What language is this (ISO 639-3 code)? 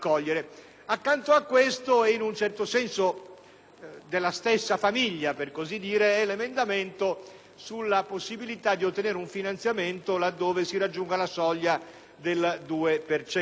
ita